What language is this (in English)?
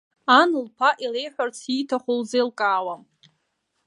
Abkhazian